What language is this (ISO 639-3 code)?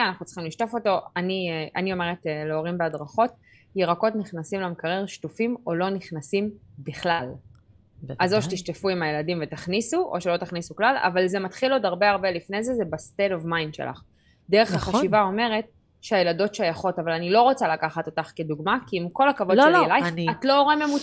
heb